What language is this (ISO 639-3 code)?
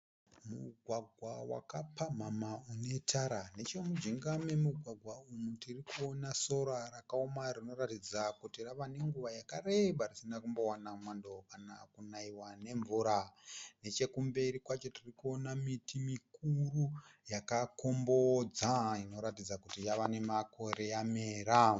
sna